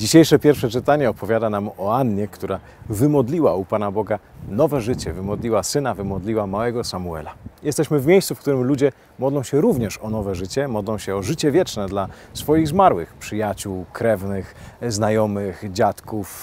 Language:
Polish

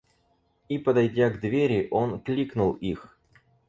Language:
Russian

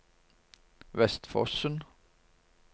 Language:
Norwegian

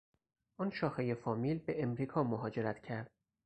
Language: Persian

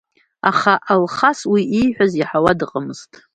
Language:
Abkhazian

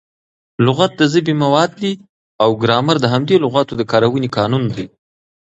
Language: Pashto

